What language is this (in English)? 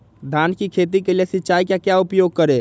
Magahi